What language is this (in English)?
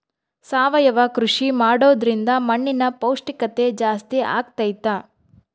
Kannada